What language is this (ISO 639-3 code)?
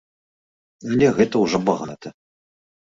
bel